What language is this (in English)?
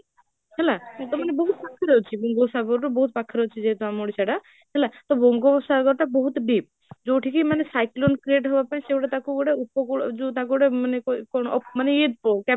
Odia